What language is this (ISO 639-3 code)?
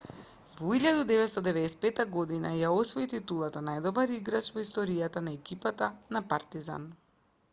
mkd